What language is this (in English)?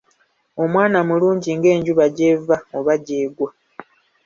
Ganda